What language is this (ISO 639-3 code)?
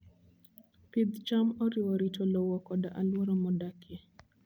luo